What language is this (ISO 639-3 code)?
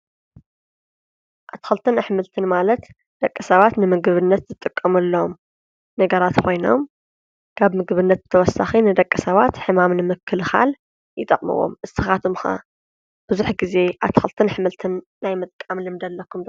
tir